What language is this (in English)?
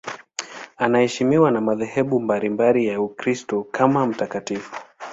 Swahili